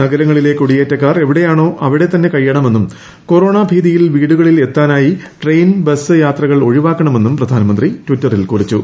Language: Malayalam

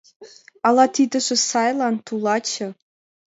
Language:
Mari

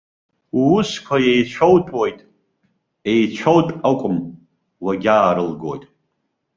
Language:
Abkhazian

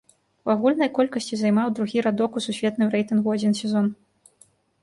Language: Belarusian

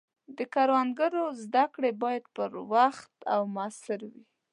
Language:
Pashto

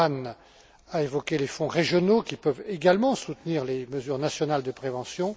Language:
French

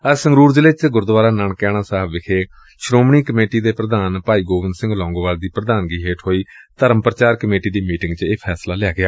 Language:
Punjabi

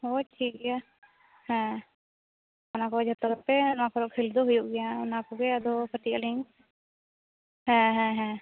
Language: Santali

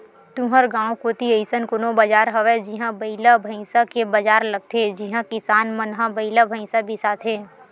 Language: Chhattisgarhi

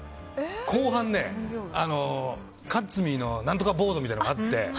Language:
Japanese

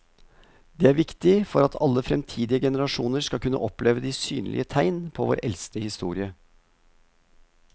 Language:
Norwegian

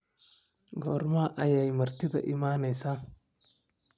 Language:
Somali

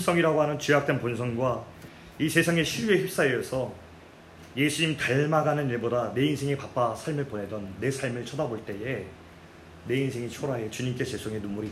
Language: Korean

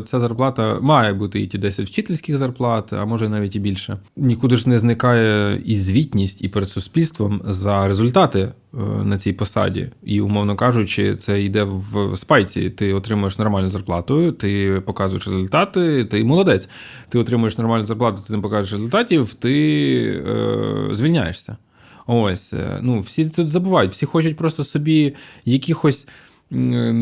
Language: Ukrainian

